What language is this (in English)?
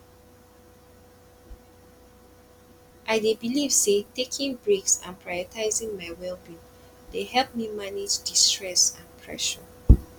Nigerian Pidgin